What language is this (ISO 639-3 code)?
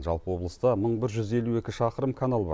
kaz